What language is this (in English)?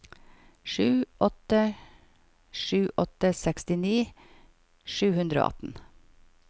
Norwegian